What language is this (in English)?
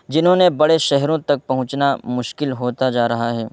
Urdu